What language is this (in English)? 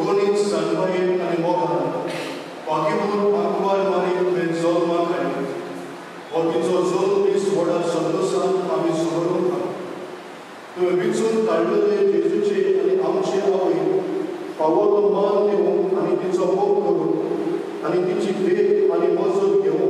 Marathi